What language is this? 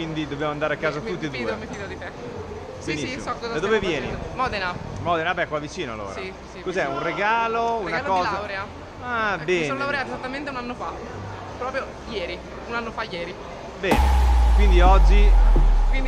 Italian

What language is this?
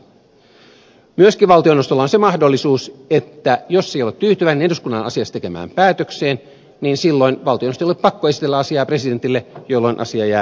Finnish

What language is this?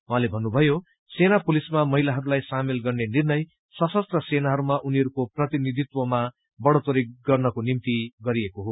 Nepali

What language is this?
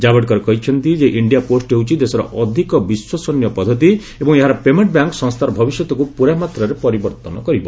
Odia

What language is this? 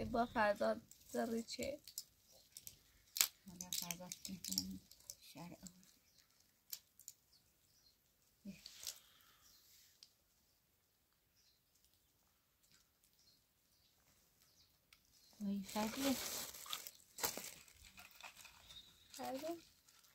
Persian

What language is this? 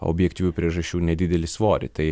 Lithuanian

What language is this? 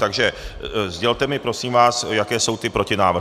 Czech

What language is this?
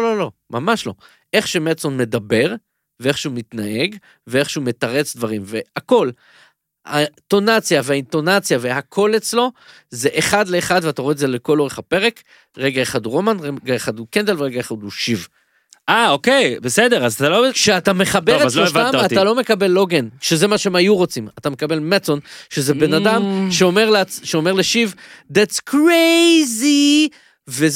Hebrew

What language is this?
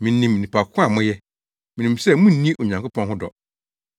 Akan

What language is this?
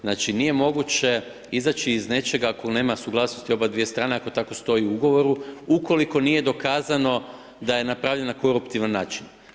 Croatian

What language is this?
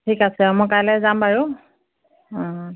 Assamese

